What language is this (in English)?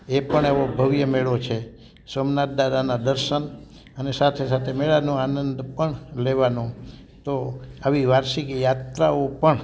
Gujarati